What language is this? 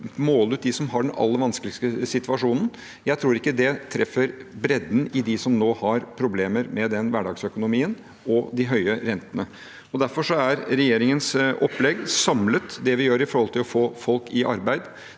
Norwegian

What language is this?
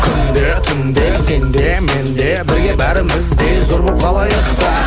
Kazakh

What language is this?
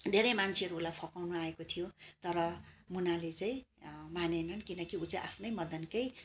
Nepali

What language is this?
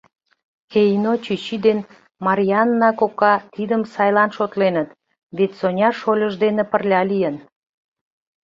Mari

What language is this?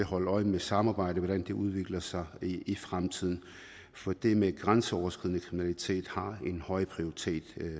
Danish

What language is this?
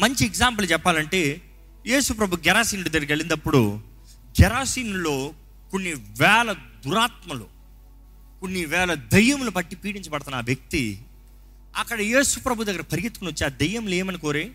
Telugu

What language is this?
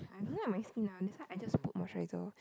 English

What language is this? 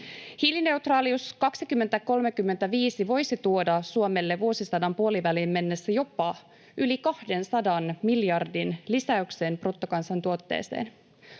Finnish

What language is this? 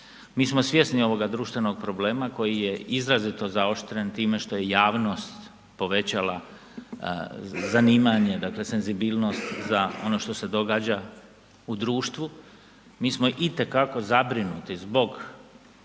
Croatian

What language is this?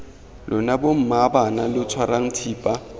Tswana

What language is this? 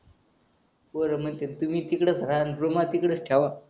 Marathi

